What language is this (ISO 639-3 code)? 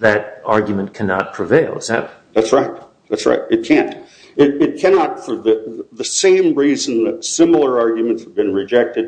eng